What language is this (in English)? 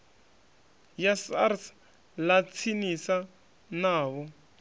Venda